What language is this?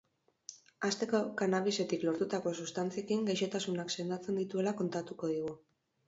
Basque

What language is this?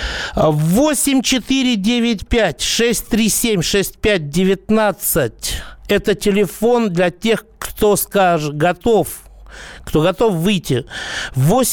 Russian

